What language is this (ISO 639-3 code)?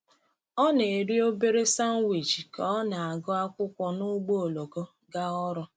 ibo